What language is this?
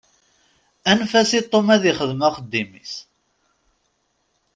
Kabyle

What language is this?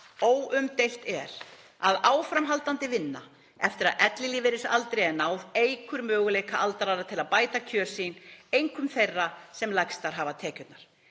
Icelandic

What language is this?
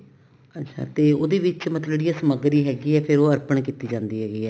Punjabi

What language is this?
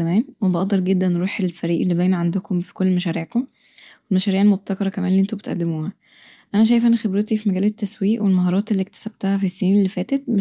Egyptian Arabic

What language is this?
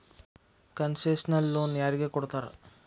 Kannada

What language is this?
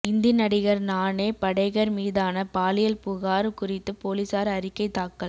Tamil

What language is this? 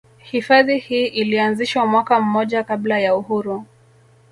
Swahili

